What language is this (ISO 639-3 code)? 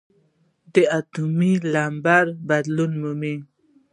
pus